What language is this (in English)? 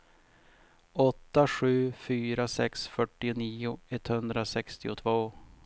Swedish